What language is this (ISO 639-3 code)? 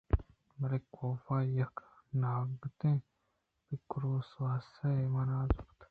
bgp